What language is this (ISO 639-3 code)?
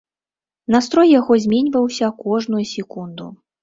bel